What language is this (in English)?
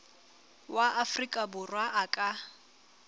Southern Sotho